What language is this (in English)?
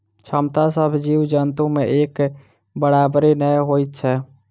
Maithili